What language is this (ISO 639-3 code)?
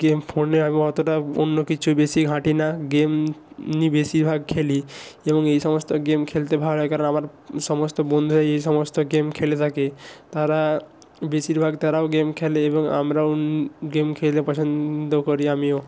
ben